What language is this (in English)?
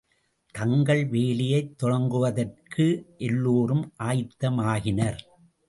Tamil